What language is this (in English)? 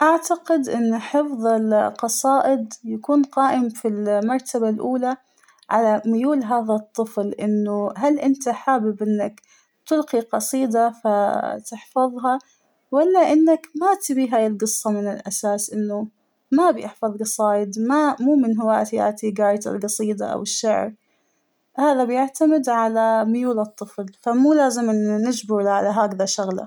Hijazi Arabic